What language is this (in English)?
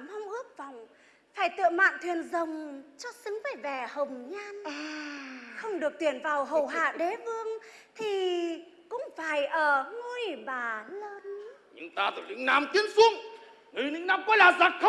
Vietnamese